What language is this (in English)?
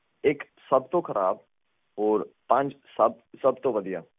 Punjabi